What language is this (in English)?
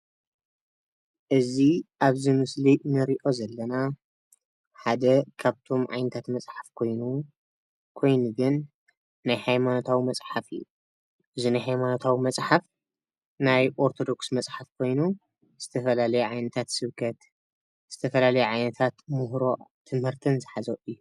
Tigrinya